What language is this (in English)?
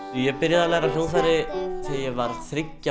Icelandic